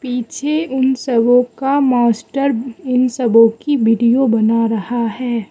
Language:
Hindi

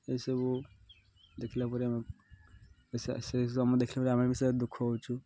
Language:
Odia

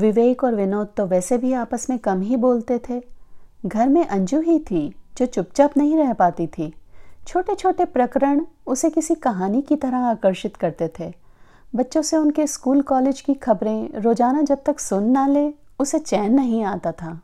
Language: Hindi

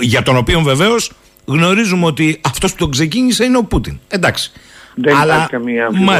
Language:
Greek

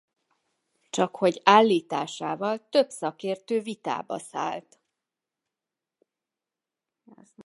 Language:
Hungarian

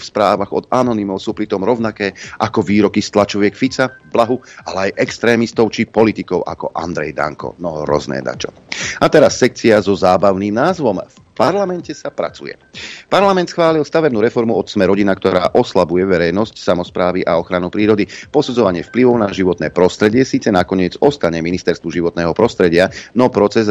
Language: Slovak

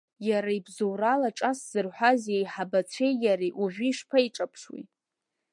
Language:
Abkhazian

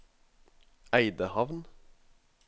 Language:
Norwegian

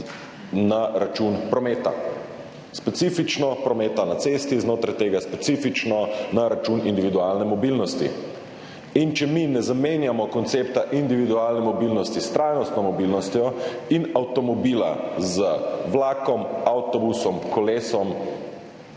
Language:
Slovenian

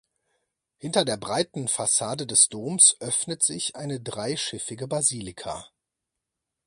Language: German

